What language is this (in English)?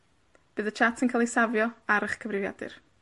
Welsh